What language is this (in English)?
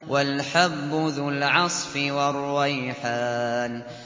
Arabic